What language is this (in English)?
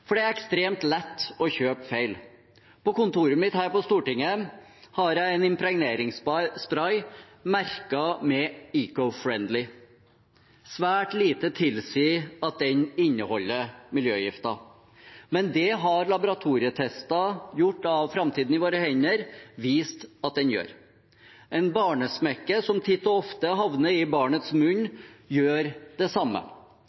Norwegian Bokmål